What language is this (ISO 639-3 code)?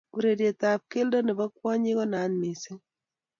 kln